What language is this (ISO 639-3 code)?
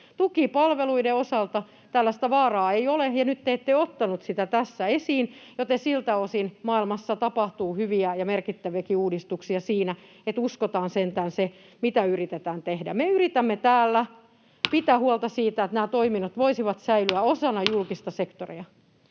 fin